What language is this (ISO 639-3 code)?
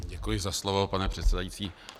ces